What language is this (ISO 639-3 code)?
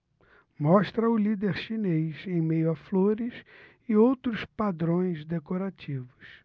por